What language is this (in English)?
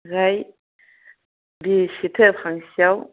Bodo